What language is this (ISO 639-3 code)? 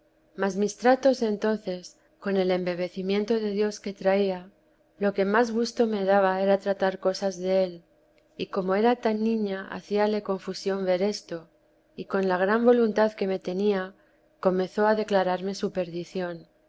spa